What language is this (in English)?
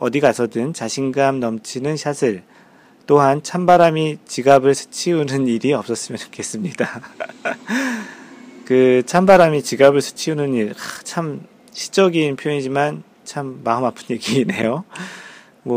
Korean